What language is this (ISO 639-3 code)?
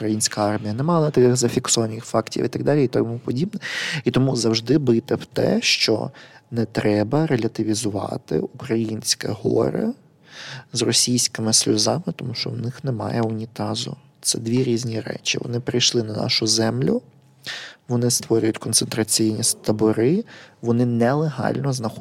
ukr